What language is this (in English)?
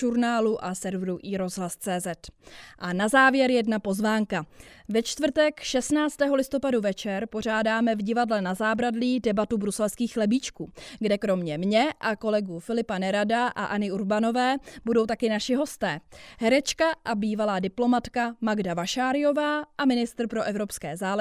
Czech